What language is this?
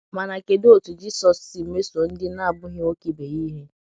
Igbo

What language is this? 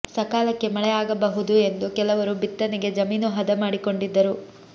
Kannada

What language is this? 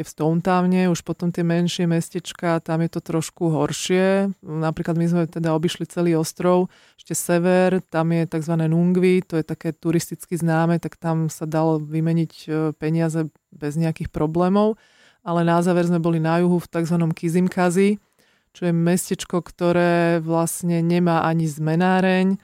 Slovak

